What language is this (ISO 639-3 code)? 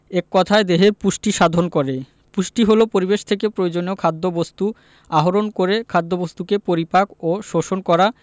ben